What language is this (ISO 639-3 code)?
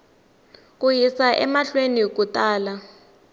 tso